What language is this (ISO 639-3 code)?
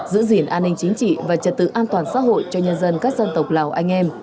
vie